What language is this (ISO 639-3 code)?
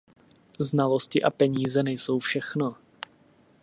ces